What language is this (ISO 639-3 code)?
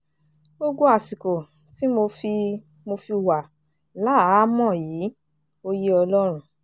yor